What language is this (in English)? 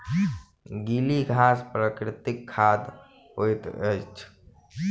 Maithili